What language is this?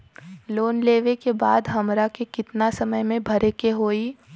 Bhojpuri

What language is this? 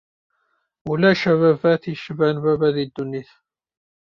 Kabyle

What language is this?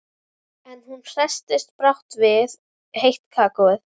Icelandic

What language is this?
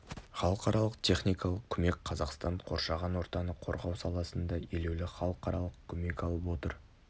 Kazakh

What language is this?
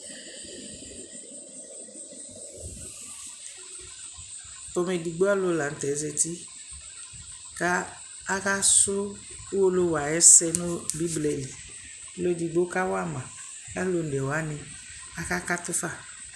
Ikposo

